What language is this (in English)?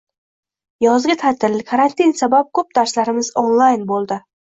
Uzbek